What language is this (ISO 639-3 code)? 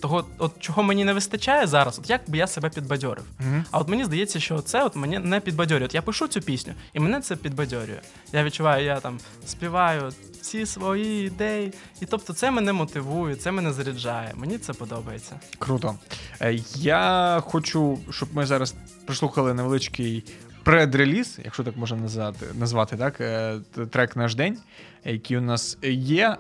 ukr